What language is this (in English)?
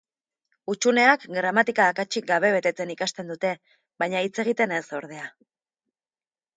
Basque